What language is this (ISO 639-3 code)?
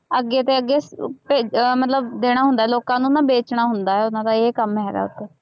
pan